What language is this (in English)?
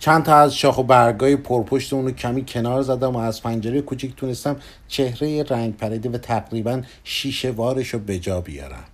Persian